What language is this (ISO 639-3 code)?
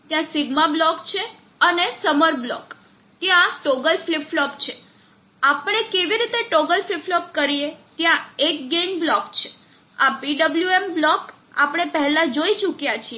guj